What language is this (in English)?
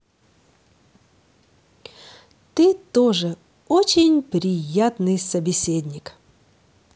Russian